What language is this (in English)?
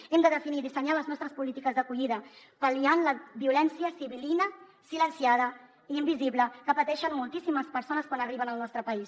Catalan